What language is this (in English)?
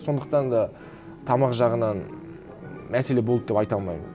Kazakh